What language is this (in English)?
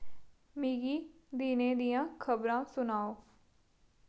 Dogri